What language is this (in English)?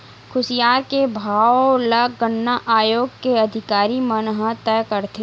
Chhattisgarhi